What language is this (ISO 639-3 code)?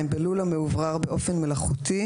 heb